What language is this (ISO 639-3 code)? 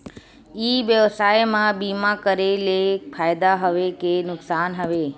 hne